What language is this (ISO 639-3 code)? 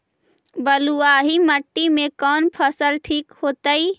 mag